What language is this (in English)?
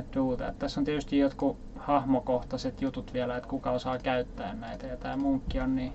Finnish